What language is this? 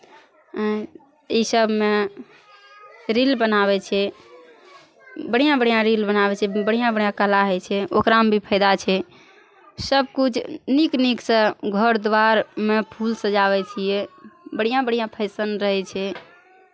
Maithili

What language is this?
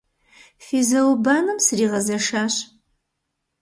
Kabardian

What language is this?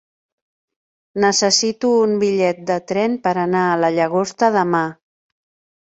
Catalan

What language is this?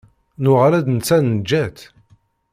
Kabyle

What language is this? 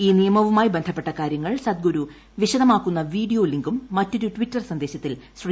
Malayalam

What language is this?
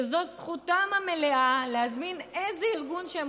Hebrew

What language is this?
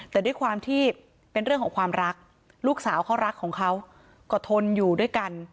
Thai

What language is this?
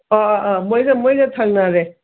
Manipuri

